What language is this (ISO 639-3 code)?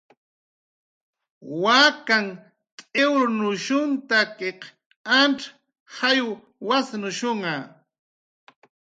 jqr